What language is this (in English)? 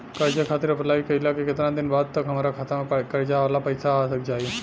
Bhojpuri